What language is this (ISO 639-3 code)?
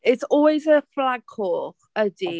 cym